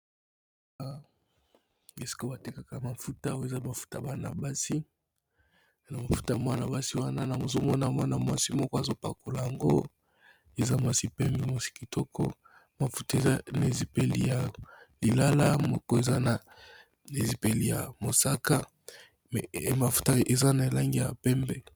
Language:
Lingala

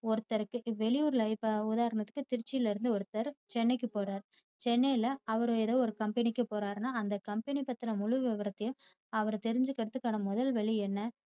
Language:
Tamil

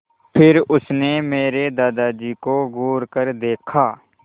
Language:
Hindi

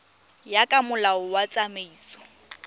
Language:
Tswana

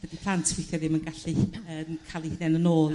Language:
Welsh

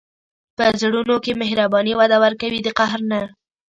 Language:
Pashto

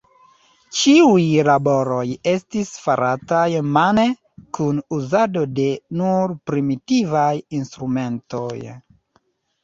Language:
Esperanto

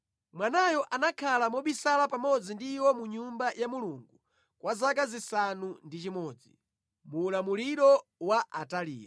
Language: Nyanja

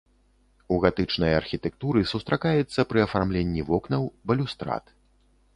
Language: Belarusian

